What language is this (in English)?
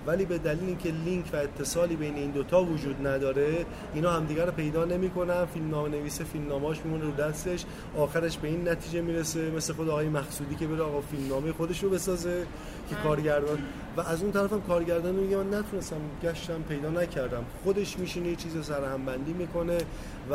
Persian